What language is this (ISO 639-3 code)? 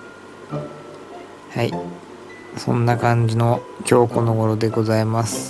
jpn